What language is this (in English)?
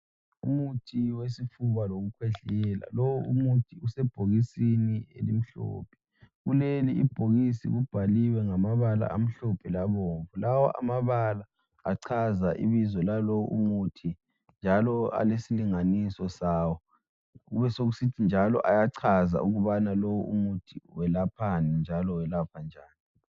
North Ndebele